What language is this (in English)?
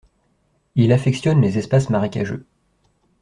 French